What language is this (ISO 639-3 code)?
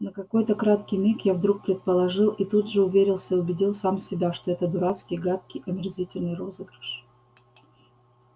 rus